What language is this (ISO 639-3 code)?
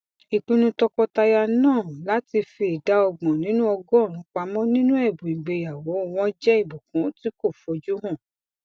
yor